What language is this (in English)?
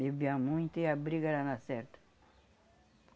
Portuguese